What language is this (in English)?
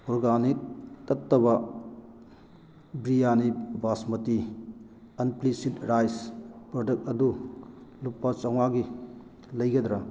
Manipuri